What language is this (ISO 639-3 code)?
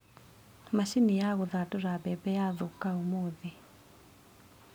kik